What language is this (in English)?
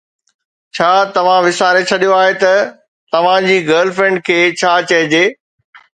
Sindhi